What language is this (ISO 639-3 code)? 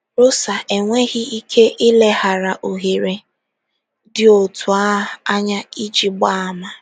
ibo